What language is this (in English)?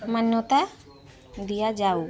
Odia